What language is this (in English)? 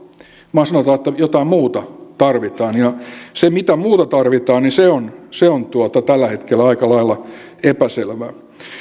Finnish